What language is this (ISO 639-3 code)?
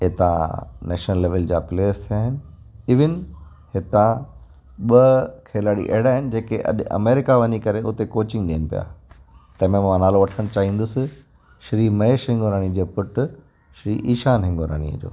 snd